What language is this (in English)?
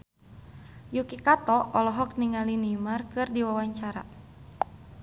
Sundanese